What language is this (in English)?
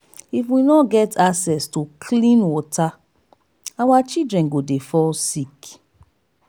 Nigerian Pidgin